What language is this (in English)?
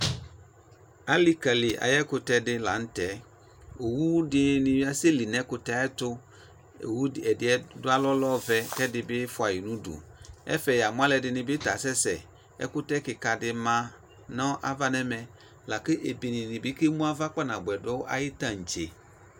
Ikposo